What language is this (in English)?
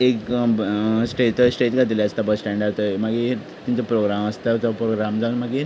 Konkani